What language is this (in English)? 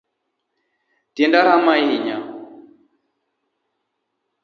Luo (Kenya and Tanzania)